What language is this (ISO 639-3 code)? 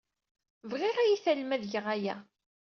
kab